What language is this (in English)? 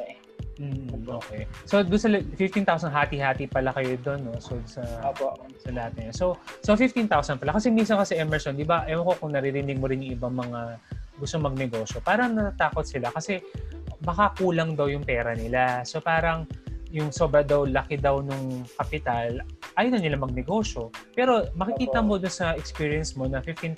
Filipino